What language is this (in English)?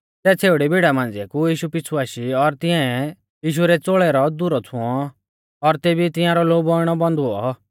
Mahasu Pahari